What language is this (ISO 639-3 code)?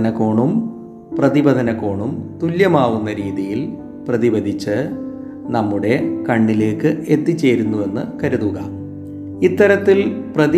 mal